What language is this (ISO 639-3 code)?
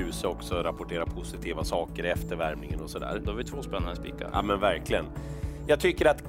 swe